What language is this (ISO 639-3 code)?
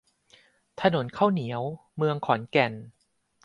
tha